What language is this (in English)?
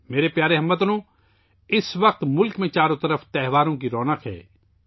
Urdu